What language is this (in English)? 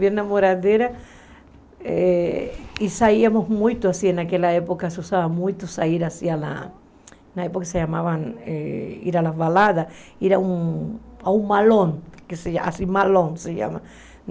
Portuguese